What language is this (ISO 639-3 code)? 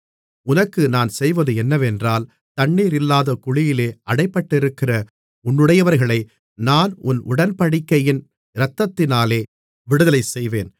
tam